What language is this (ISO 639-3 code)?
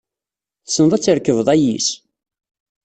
kab